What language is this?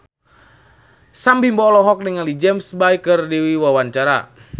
Sundanese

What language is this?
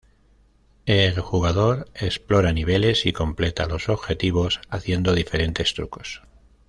Spanish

